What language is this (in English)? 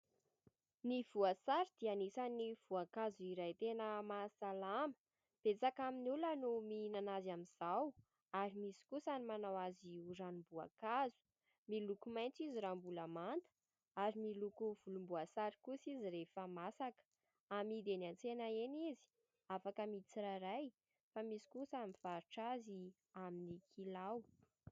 Malagasy